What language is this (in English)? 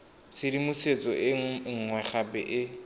Tswana